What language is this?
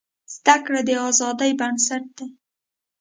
Pashto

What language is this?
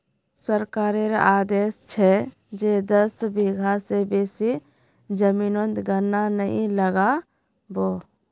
Magahi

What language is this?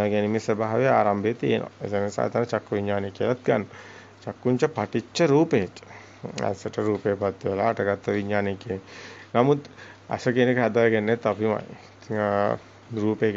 Italian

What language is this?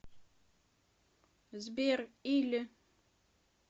Russian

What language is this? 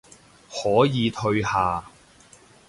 Cantonese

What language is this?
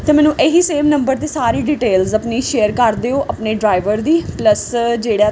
Punjabi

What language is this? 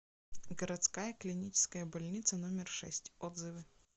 Russian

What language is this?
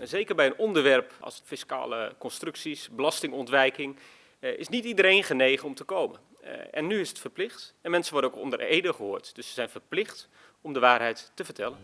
Dutch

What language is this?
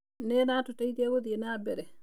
Kikuyu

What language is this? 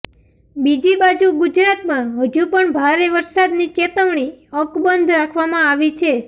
Gujarati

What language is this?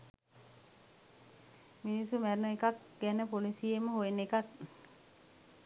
Sinhala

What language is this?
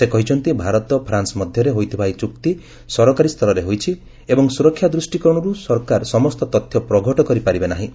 Odia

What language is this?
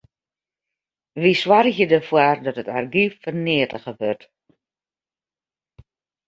Western Frisian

